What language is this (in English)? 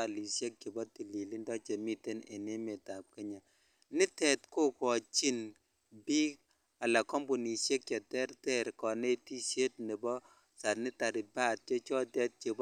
Kalenjin